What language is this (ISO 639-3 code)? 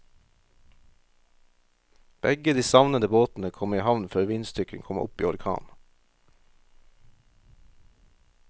nor